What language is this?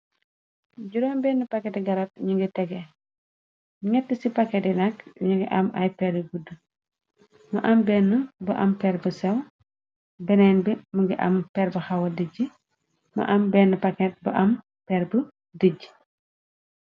Wolof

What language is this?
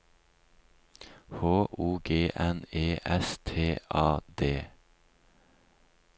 Norwegian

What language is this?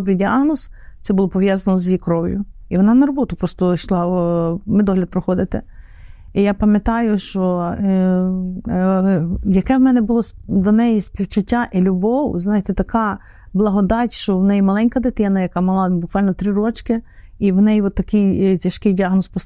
Ukrainian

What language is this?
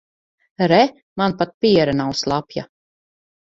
Latvian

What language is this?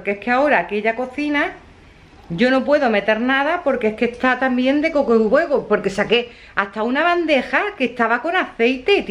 Spanish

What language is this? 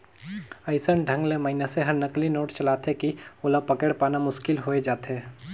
Chhattisgarhi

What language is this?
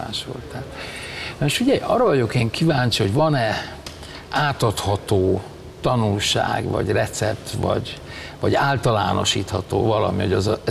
Hungarian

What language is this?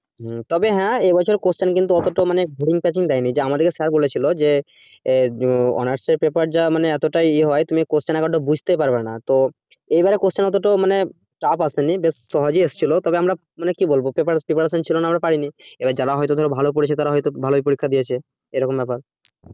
Bangla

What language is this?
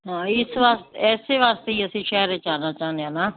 Punjabi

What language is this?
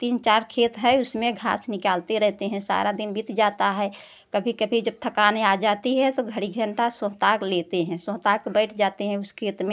Hindi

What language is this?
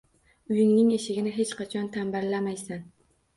Uzbek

